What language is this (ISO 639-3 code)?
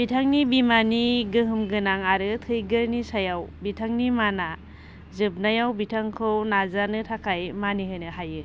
brx